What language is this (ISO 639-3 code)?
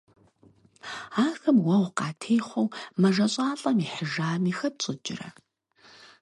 kbd